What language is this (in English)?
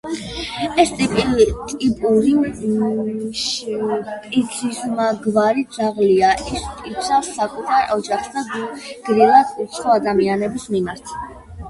Georgian